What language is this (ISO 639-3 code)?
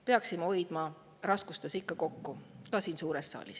est